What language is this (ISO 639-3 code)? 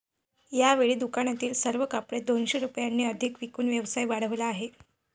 mar